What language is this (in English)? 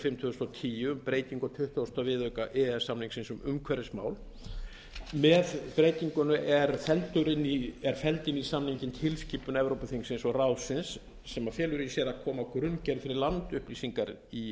Icelandic